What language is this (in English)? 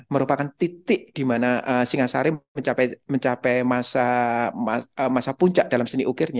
Indonesian